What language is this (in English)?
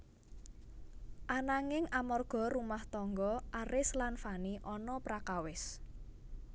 Javanese